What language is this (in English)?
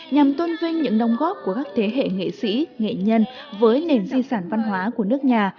Vietnamese